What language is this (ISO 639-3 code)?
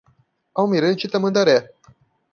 por